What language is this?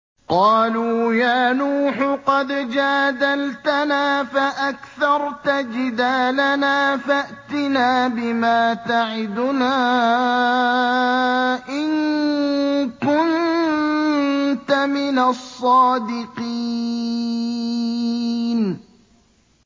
Arabic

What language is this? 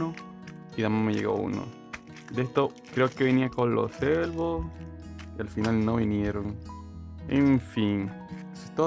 Spanish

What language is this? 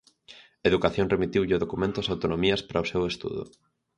Galician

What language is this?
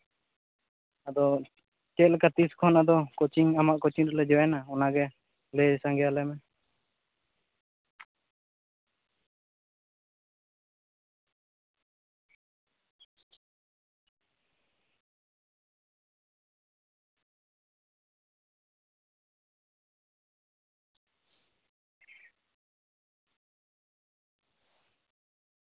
Santali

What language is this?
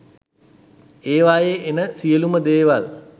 Sinhala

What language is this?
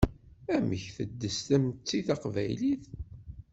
Kabyle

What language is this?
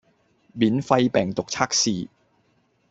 Cantonese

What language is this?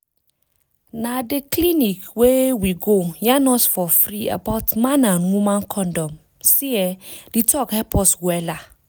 Nigerian Pidgin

